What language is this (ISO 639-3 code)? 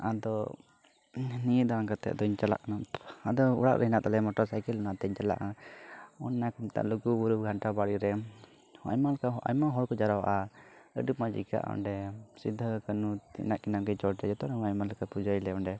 sat